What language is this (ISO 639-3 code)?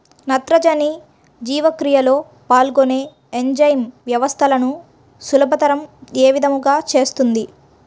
tel